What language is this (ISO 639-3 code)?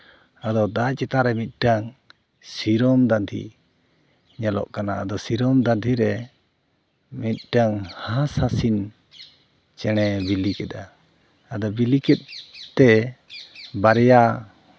sat